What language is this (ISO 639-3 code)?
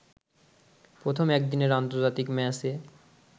ben